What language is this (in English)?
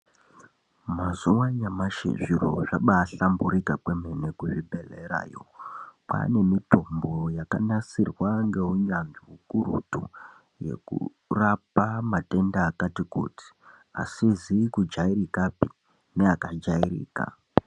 Ndau